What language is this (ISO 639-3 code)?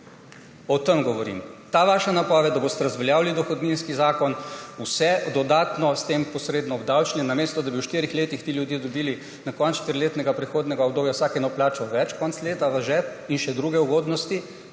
slv